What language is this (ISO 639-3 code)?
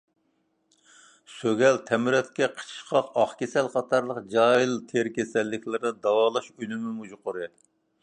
uig